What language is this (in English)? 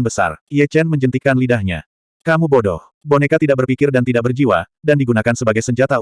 Indonesian